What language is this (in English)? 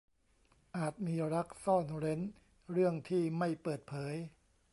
Thai